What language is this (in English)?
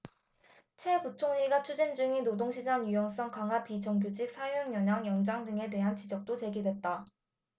Korean